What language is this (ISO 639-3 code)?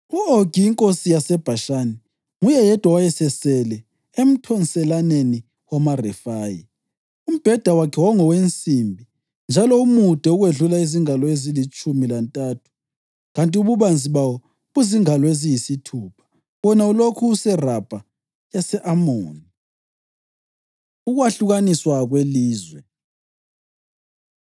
nde